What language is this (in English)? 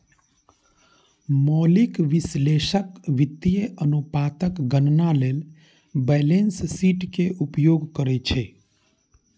Maithili